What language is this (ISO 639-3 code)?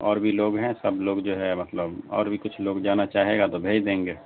urd